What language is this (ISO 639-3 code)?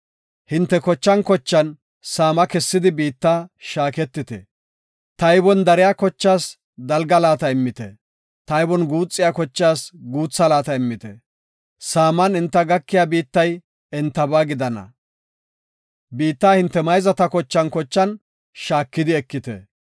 gof